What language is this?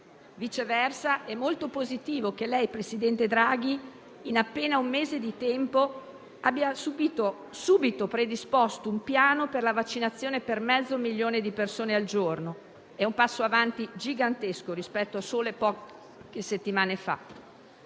Italian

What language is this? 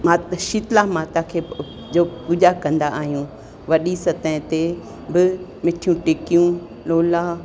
Sindhi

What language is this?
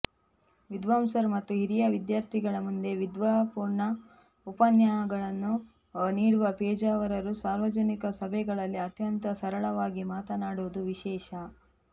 Kannada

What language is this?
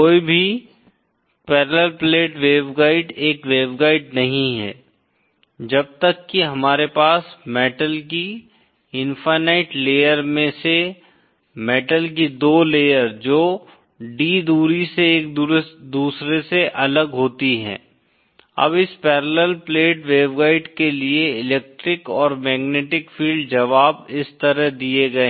Hindi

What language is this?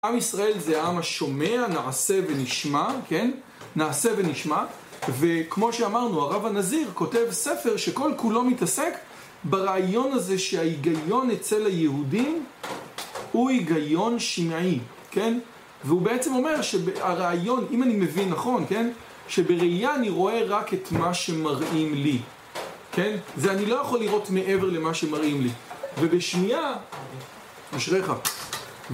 Hebrew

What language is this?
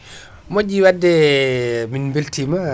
Fula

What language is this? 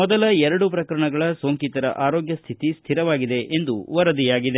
Kannada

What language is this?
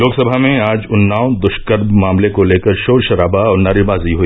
Hindi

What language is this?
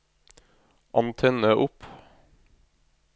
Norwegian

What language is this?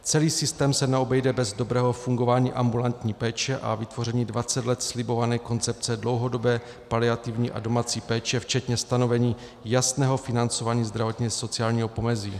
Czech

